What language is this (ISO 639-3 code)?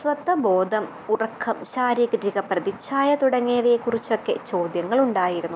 mal